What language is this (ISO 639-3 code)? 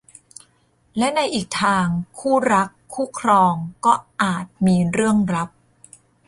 tha